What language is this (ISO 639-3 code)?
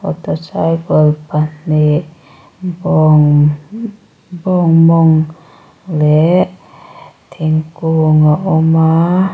lus